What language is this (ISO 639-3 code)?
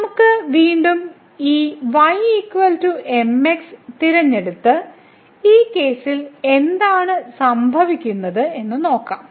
mal